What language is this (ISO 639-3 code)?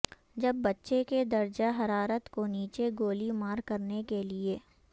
urd